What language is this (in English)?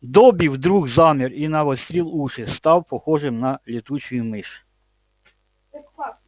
Russian